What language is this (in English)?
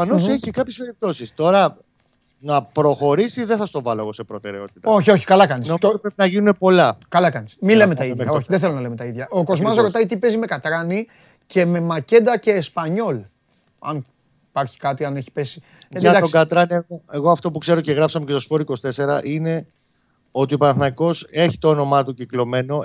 Greek